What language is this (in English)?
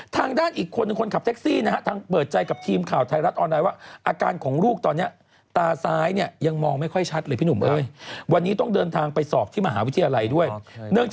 Thai